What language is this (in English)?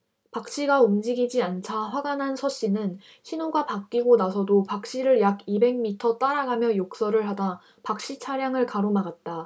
Korean